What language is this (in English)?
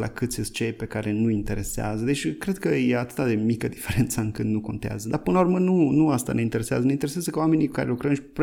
Romanian